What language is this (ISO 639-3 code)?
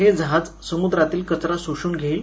mar